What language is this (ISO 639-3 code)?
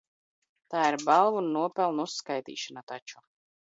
lav